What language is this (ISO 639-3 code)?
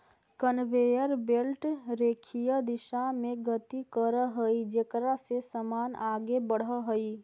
mag